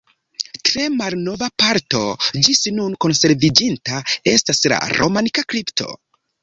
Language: Esperanto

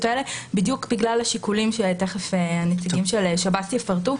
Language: Hebrew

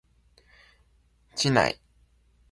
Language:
Japanese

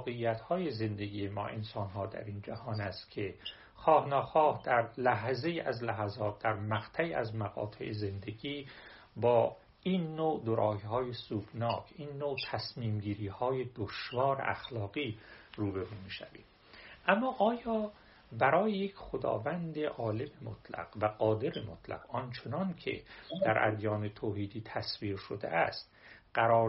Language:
Persian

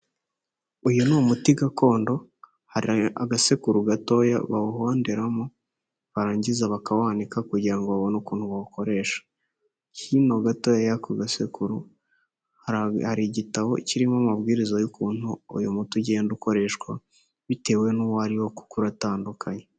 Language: Kinyarwanda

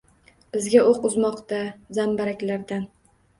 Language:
Uzbek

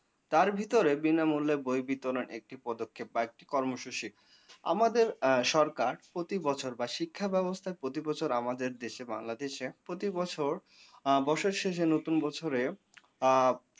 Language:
Bangla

